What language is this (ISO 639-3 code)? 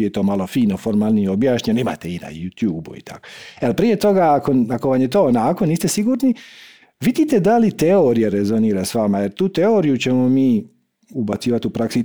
hrv